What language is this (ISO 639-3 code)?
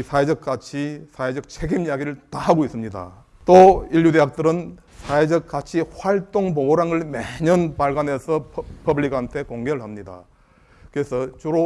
kor